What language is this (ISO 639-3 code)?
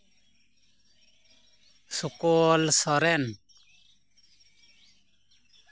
sat